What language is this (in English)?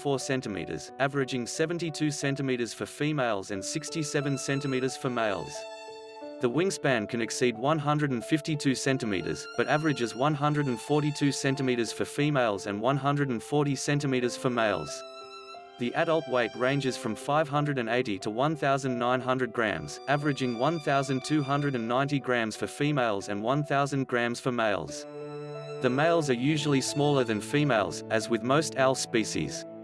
English